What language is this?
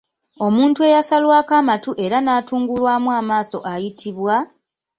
Ganda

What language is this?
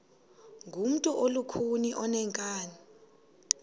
Xhosa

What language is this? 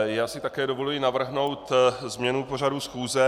Czech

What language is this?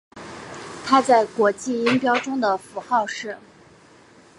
Chinese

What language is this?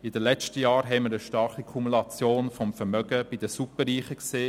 Swiss German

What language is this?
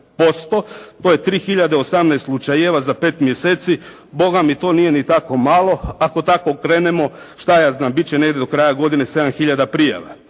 Croatian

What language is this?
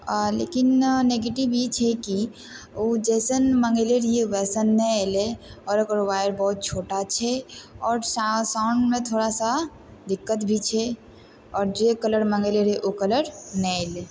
Maithili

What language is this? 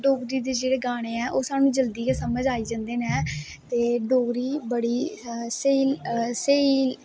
Dogri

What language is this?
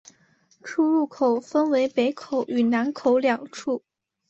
Chinese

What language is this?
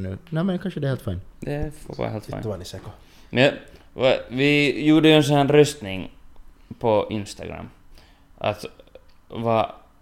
Swedish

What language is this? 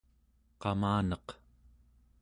Central Yupik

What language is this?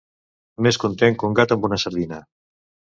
Catalan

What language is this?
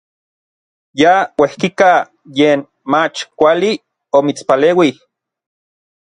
Orizaba Nahuatl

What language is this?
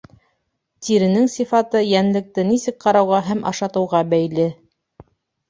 Bashkir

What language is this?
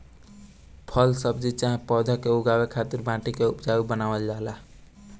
Bhojpuri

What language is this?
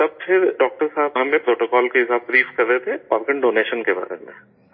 Urdu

